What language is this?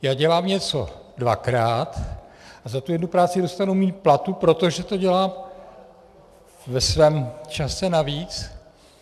Czech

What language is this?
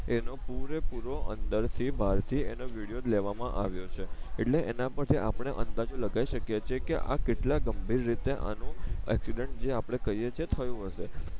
Gujarati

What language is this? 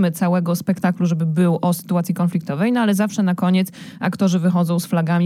Polish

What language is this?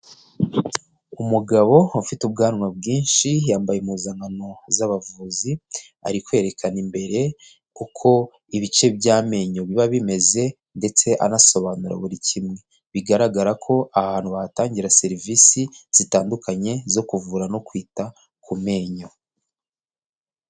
Kinyarwanda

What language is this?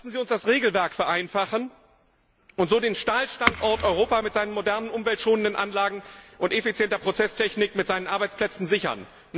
German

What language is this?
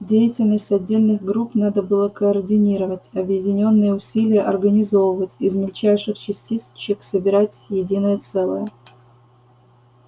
Russian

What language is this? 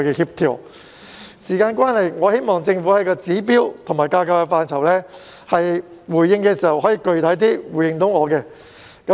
Cantonese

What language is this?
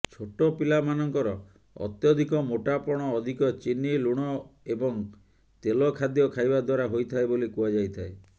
Odia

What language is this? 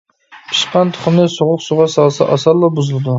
Uyghur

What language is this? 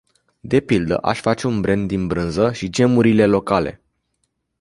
Romanian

